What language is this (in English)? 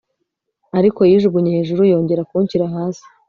Kinyarwanda